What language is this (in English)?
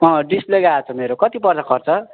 Nepali